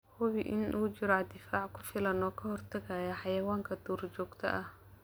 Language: Somali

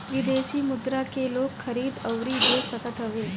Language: Bhojpuri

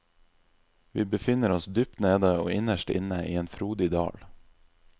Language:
Norwegian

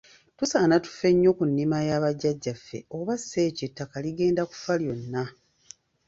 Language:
Ganda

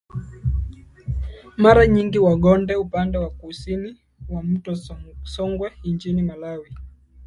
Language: Swahili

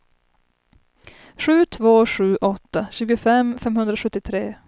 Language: Swedish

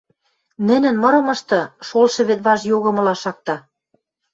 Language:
Western Mari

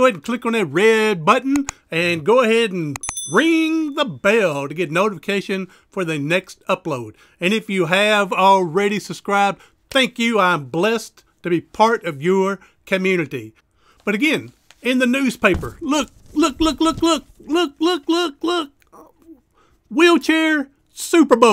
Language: English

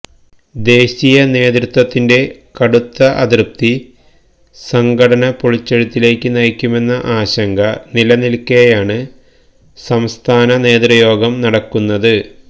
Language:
Malayalam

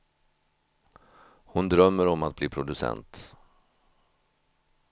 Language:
Swedish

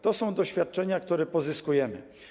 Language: Polish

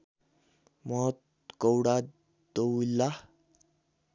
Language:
Nepali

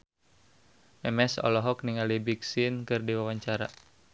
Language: Sundanese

